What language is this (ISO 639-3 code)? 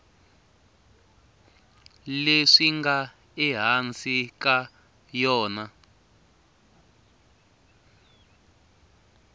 tso